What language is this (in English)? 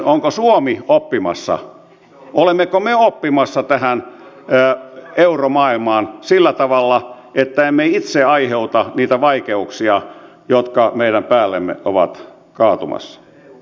Finnish